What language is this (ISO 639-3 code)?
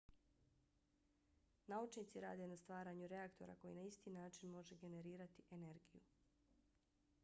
bos